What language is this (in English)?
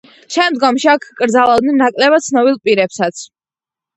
Georgian